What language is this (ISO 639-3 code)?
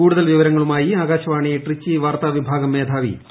mal